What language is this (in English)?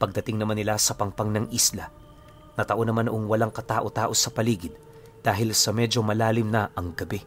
Filipino